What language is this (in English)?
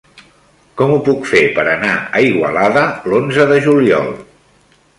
Catalan